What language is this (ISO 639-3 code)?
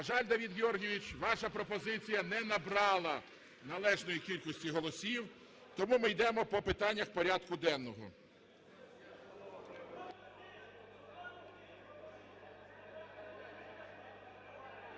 ukr